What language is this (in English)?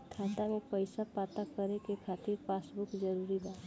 Bhojpuri